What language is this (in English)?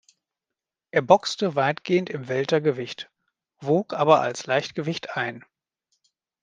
German